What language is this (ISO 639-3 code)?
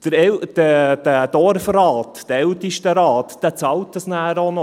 gsw